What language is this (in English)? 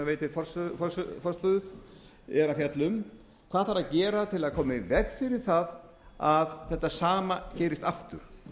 Icelandic